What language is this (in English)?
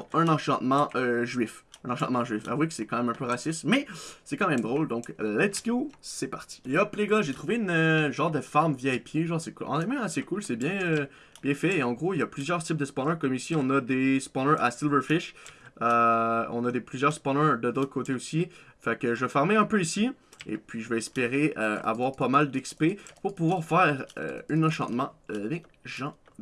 French